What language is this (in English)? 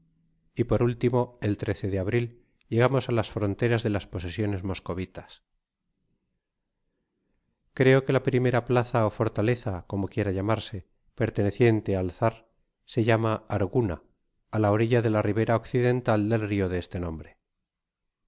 Spanish